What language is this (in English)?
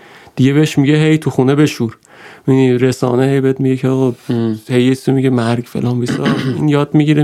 Persian